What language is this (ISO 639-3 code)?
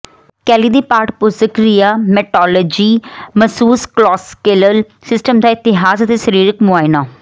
pan